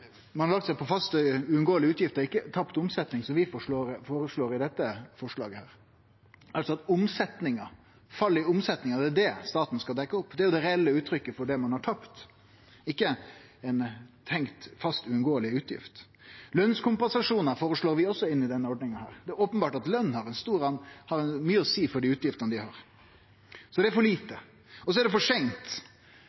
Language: Norwegian Nynorsk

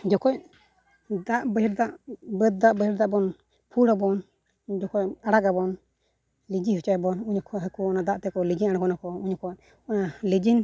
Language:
Santali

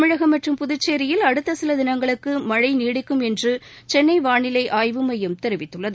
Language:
Tamil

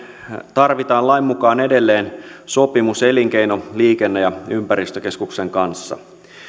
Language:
Finnish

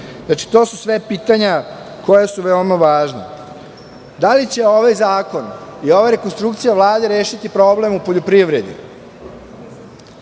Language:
Serbian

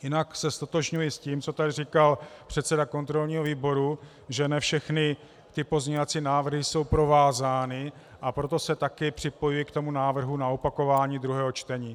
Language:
Czech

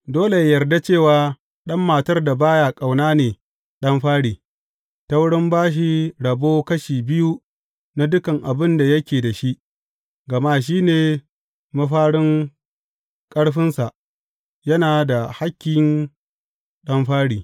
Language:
Hausa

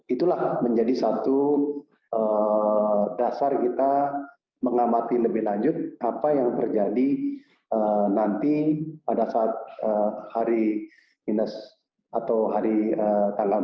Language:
Indonesian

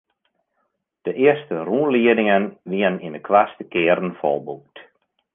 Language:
Western Frisian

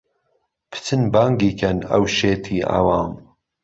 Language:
Central Kurdish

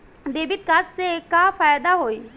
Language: Bhojpuri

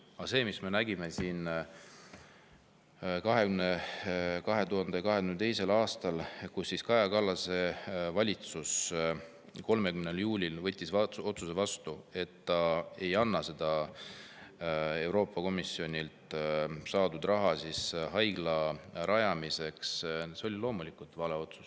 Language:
Estonian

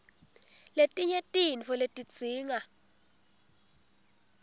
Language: Swati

